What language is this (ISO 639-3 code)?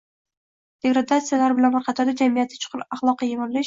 uzb